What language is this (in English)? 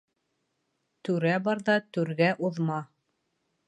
Bashkir